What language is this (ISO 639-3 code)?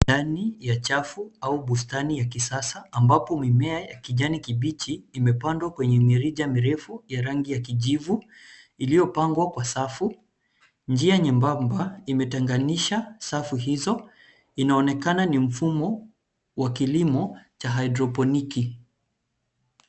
swa